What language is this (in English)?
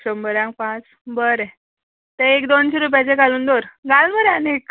Konkani